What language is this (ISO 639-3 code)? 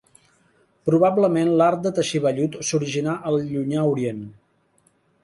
cat